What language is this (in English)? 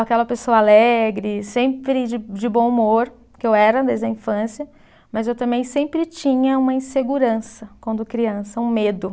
Portuguese